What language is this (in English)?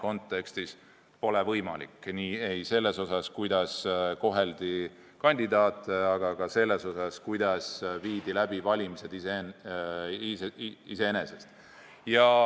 Estonian